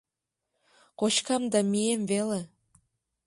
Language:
Mari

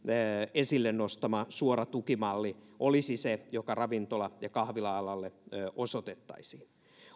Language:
Finnish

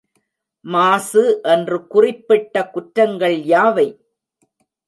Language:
Tamil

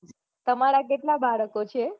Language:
Gujarati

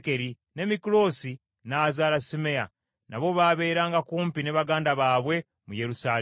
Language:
Ganda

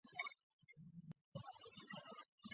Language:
Chinese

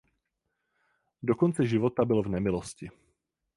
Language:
Czech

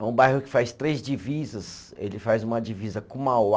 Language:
Portuguese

